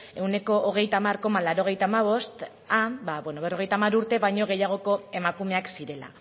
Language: Basque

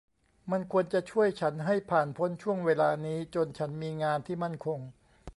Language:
Thai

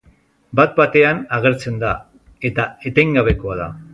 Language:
Basque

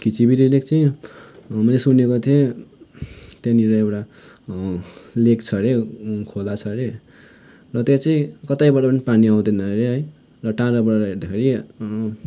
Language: Nepali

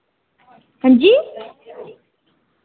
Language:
Dogri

